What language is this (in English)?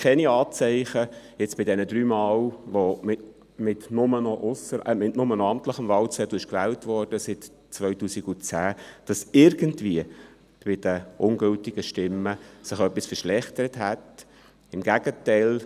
Swiss German